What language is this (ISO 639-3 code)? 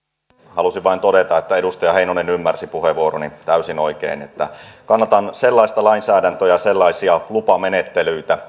fin